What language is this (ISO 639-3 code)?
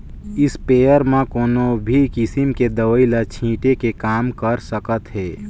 hne